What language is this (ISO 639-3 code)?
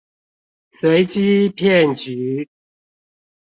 zho